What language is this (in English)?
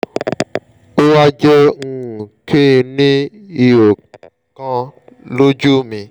Yoruba